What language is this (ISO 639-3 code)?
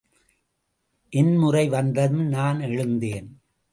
tam